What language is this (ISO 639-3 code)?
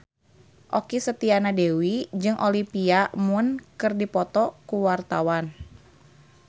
sun